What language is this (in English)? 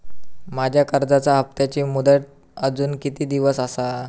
Marathi